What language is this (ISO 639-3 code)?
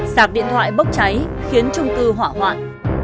vie